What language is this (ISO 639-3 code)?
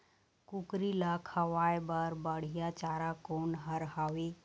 hne